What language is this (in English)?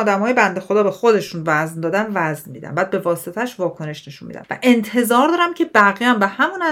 Persian